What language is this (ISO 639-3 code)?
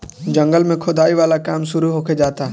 bho